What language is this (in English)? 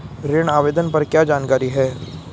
Hindi